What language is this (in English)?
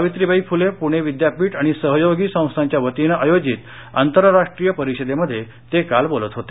Marathi